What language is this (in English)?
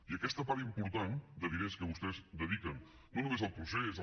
Catalan